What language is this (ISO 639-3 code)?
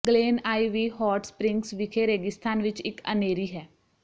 pan